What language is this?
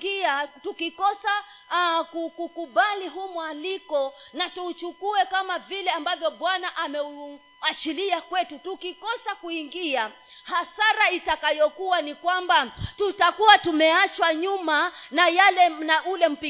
Swahili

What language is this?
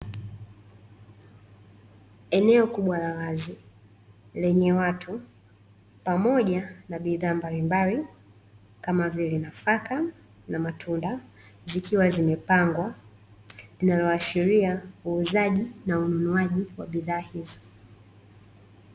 Swahili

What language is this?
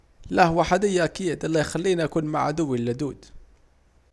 Saidi Arabic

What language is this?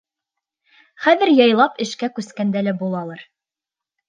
Bashkir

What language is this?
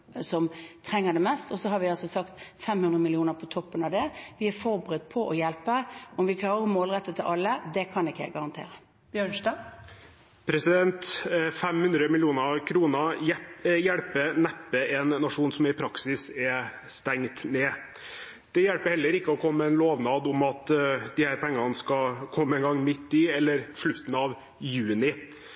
Norwegian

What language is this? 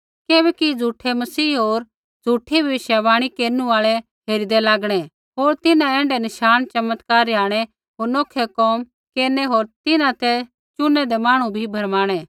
Kullu Pahari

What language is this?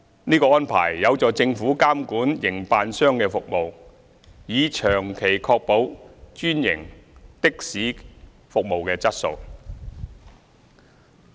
Cantonese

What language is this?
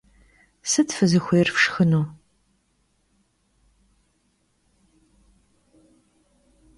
Kabardian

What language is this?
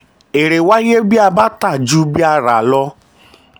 Yoruba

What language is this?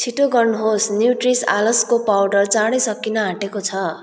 Nepali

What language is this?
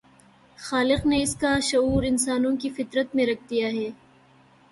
Urdu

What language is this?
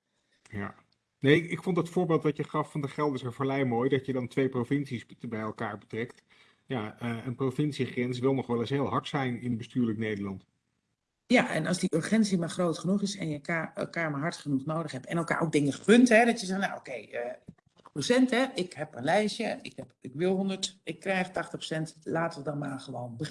Dutch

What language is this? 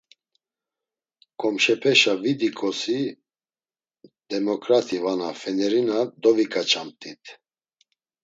Laz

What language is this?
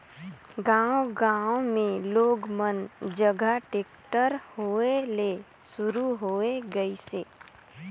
Chhattisgarhi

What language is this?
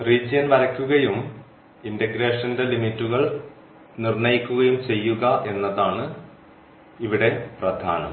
Malayalam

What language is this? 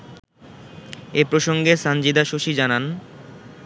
Bangla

